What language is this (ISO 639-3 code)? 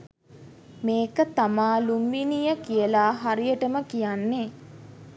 sin